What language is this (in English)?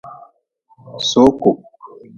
Nawdm